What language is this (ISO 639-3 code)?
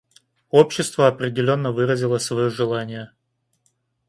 rus